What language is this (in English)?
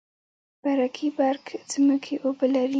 Pashto